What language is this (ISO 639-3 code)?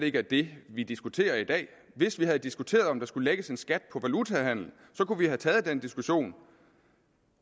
dan